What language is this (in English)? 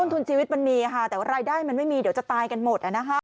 Thai